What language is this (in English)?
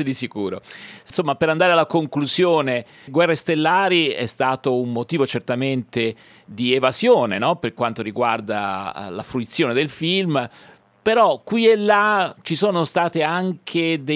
Italian